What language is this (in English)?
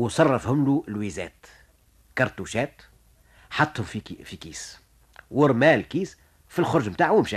Arabic